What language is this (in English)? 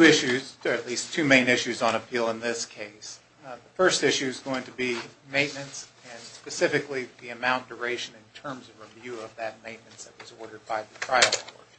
English